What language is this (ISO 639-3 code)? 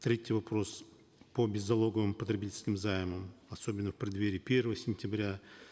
kaz